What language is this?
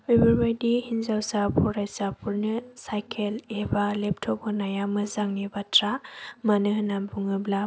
Bodo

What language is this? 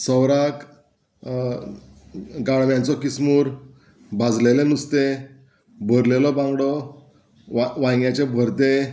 Konkani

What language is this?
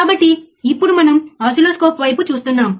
Telugu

